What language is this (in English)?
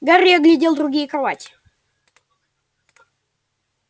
Russian